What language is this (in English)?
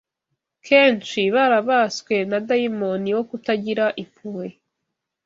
Kinyarwanda